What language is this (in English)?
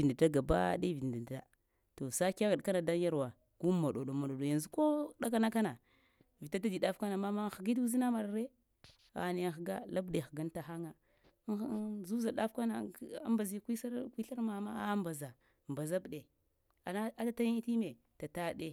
Lamang